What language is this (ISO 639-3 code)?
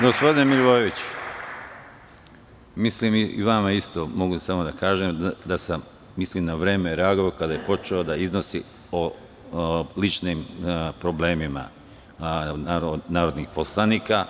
srp